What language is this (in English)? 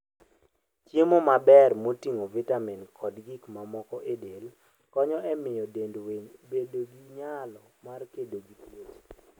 Luo (Kenya and Tanzania)